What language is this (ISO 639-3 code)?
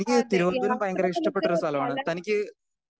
mal